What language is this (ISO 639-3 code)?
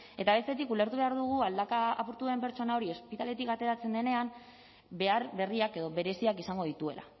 eus